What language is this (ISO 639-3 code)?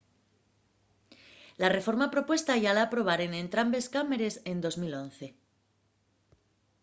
ast